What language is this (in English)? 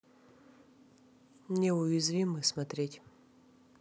Russian